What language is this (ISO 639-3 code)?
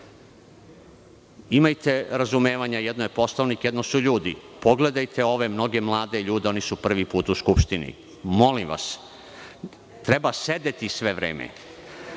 srp